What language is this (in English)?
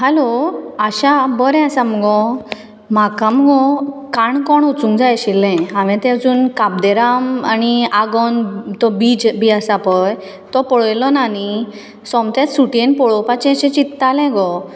Konkani